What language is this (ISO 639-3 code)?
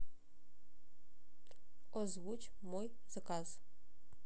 rus